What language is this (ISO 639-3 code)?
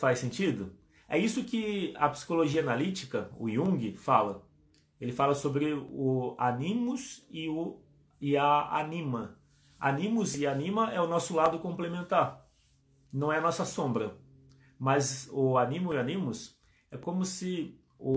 por